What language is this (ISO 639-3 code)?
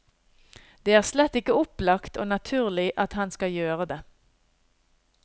nor